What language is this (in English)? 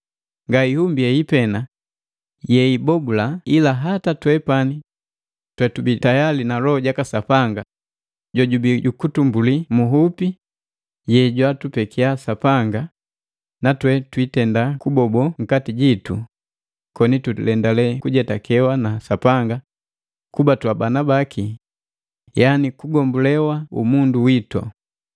Matengo